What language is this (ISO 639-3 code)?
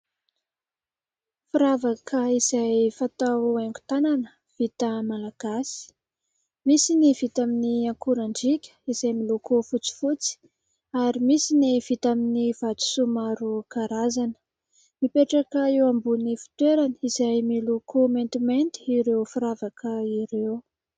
mlg